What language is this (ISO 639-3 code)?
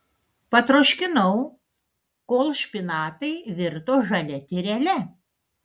lit